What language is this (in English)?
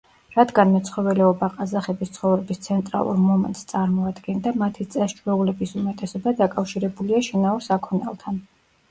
Georgian